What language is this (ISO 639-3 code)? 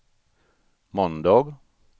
swe